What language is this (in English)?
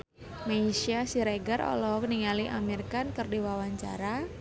Sundanese